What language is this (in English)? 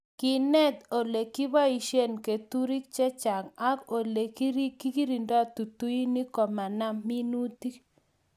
Kalenjin